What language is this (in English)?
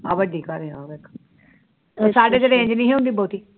Punjabi